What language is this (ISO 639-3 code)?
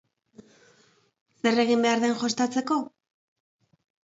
eus